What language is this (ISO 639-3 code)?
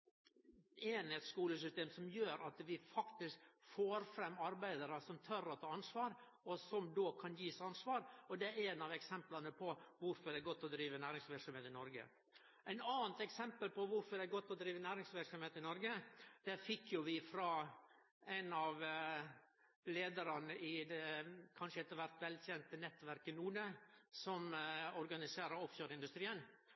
nno